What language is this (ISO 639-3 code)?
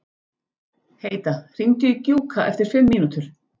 isl